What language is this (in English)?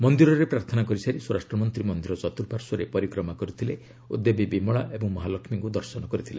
Odia